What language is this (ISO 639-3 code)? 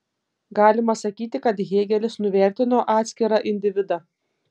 lit